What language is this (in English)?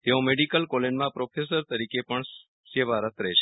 Gujarati